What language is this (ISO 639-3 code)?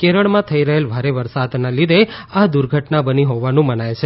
guj